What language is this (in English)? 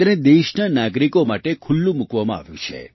Gujarati